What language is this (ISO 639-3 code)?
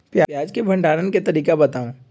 mag